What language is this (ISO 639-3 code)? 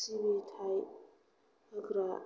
brx